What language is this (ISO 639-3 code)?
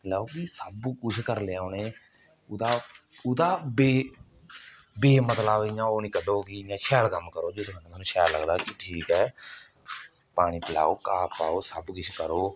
doi